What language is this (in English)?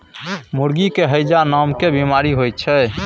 Maithili